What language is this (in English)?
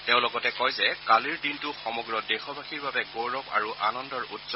Assamese